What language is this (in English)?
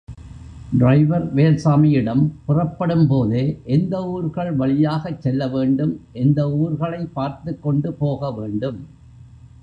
Tamil